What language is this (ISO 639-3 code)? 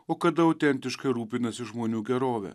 lit